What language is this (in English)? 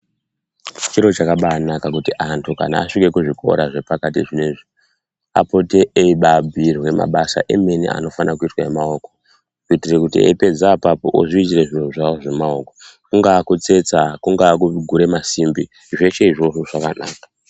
Ndau